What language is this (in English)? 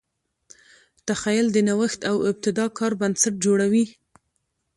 Pashto